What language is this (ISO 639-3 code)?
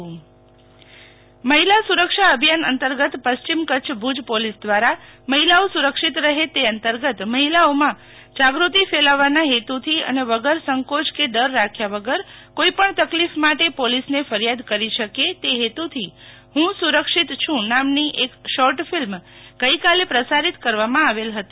guj